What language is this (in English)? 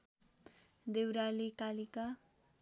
Nepali